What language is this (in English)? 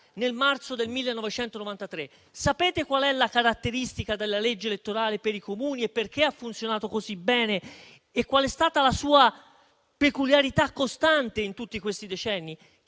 Italian